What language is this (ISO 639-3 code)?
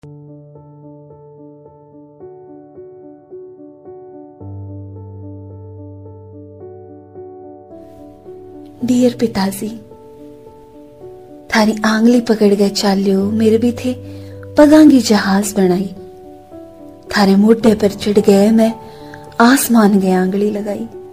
hin